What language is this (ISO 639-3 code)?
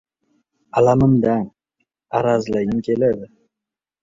uzb